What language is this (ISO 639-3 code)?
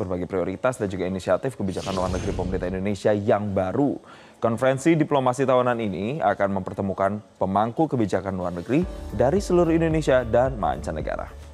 ind